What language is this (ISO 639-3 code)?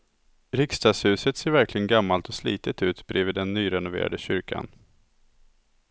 swe